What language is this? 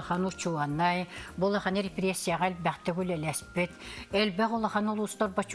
Turkish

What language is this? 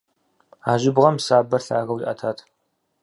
Kabardian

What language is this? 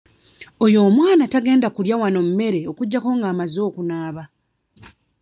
Ganda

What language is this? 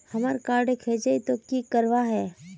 Magahi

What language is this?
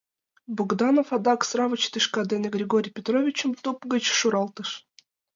Mari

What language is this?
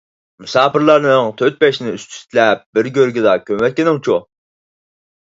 Uyghur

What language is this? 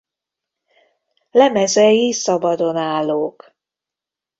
Hungarian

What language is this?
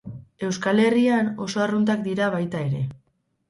Basque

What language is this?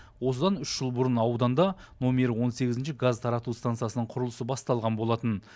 Kazakh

